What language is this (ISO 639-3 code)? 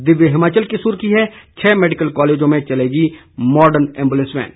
hin